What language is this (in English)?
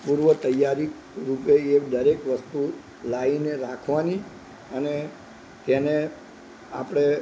Gujarati